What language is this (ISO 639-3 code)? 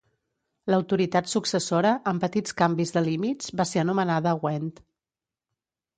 cat